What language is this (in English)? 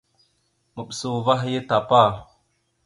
Mada (Cameroon)